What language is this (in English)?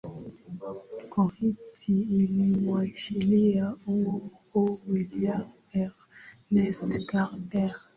Swahili